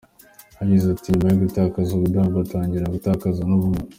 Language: Kinyarwanda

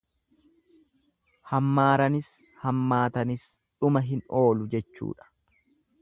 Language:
Oromo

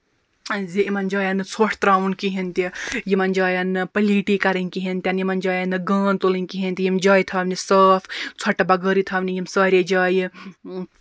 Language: Kashmiri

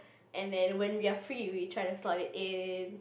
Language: English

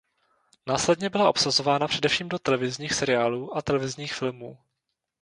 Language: Czech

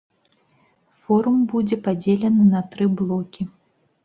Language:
Belarusian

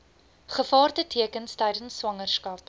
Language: Afrikaans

